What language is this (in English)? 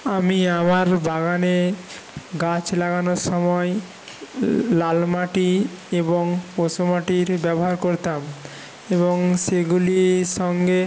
Bangla